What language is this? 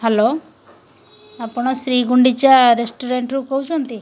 Odia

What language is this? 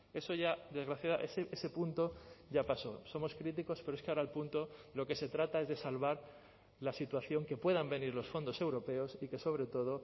Spanish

